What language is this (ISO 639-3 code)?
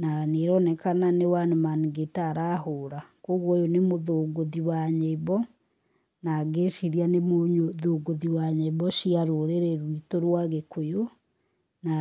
kik